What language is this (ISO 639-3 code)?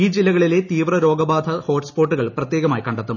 mal